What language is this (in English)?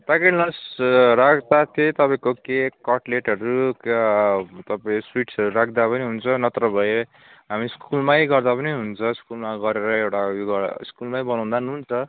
Nepali